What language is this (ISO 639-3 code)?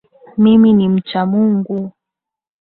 swa